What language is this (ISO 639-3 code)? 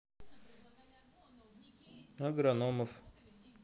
rus